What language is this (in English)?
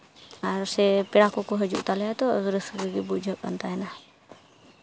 Santali